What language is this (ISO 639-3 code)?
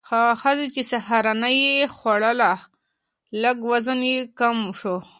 pus